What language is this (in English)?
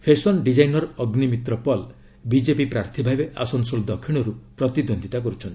Odia